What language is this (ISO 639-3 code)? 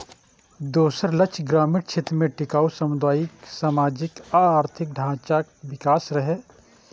mai